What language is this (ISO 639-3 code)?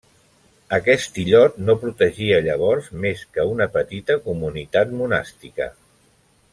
cat